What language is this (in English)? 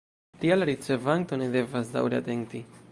Esperanto